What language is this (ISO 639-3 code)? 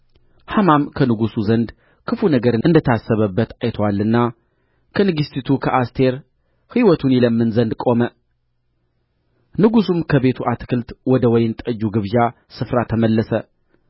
amh